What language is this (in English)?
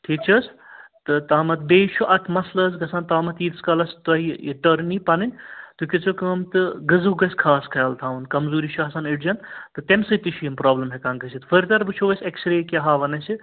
Kashmiri